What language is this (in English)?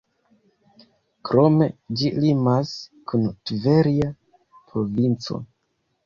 Esperanto